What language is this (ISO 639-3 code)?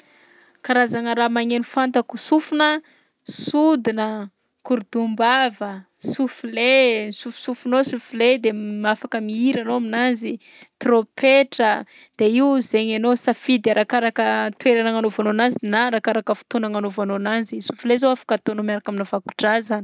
bzc